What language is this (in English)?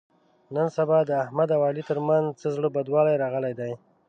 Pashto